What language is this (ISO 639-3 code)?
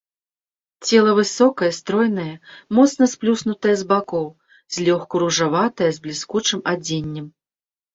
bel